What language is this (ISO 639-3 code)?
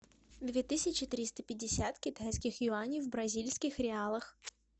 rus